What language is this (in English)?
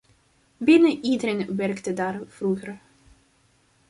Dutch